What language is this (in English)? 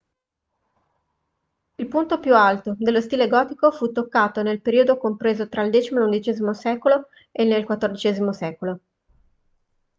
Italian